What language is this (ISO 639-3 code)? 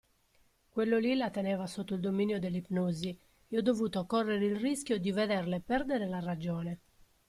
ita